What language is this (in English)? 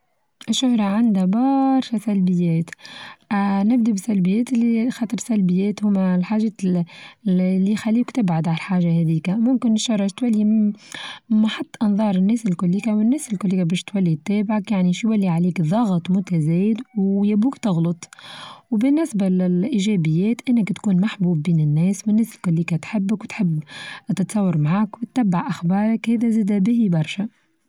Tunisian Arabic